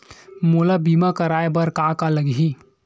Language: Chhattisgarhi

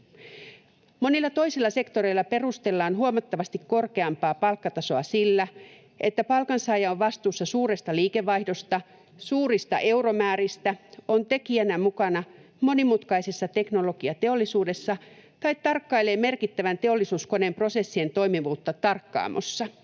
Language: Finnish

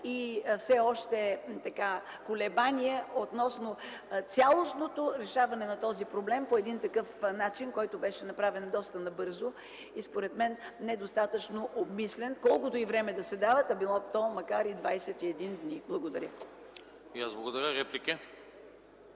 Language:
Bulgarian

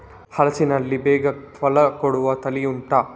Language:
Kannada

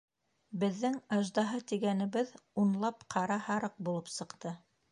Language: Bashkir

